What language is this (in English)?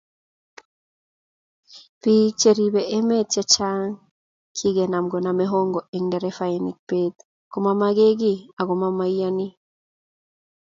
Kalenjin